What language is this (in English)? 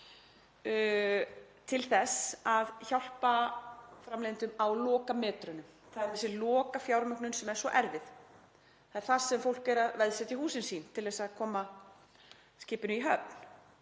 Icelandic